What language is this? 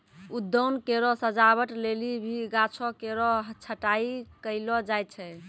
Maithili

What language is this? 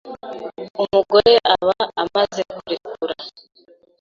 Kinyarwanda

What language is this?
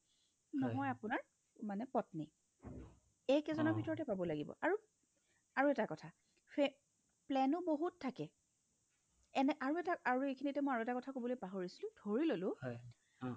Assamese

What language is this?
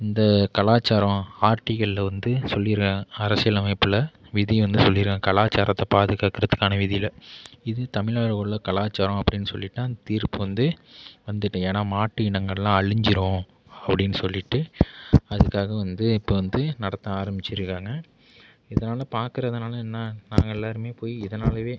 Tamil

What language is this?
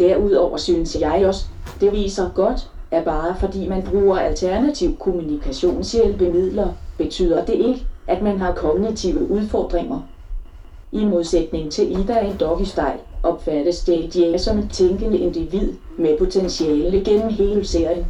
Danish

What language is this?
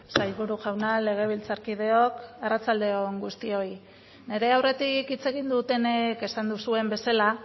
Basque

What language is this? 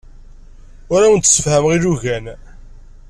Kabyle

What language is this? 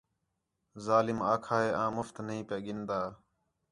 Khetrani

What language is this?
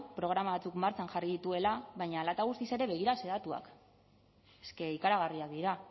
Basque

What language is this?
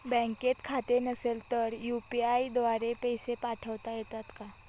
Marathi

